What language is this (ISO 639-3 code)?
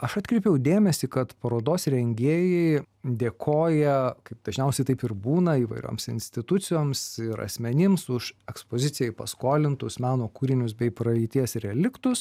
lit